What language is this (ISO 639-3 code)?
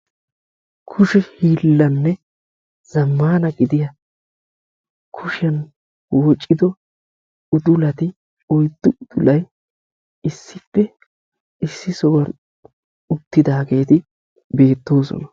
wal